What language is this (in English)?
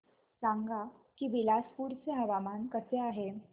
Marathi